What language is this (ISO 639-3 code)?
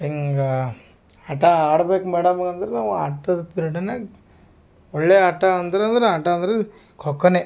kan